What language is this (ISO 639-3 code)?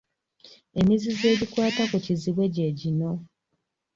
lug